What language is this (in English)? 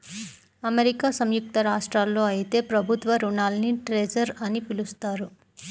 Telugu